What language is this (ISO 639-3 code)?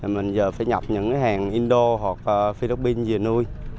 vie